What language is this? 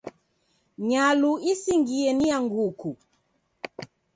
Taita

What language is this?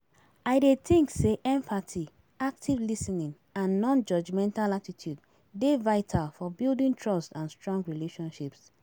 Nigerian Pidgin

